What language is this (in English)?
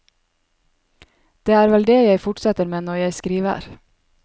Norwegian